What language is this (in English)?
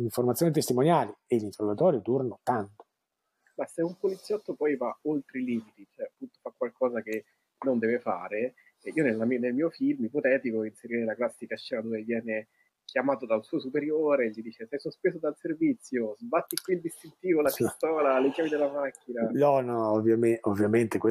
Italian